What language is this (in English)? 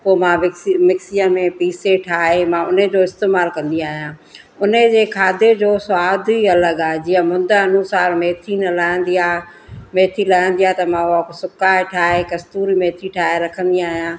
Sindhi